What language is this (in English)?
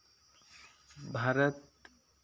Santali